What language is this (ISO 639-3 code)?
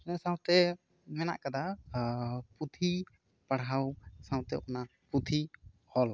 sat